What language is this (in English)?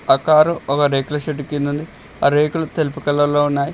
Telugu